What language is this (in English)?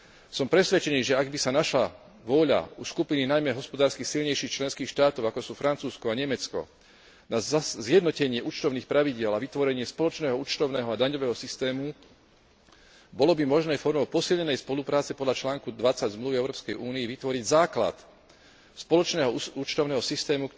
Slovak